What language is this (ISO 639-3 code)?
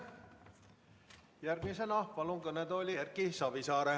est